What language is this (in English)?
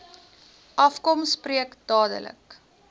Afrikaans